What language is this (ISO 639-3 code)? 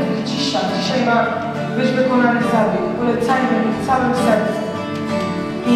pol